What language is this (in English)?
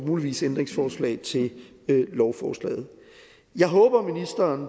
Danish